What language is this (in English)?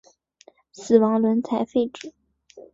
Chinese